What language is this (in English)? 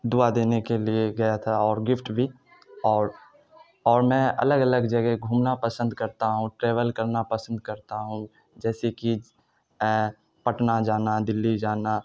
Urdu